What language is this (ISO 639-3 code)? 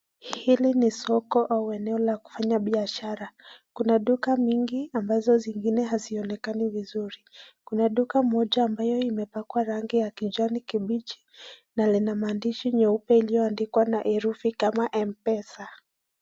swa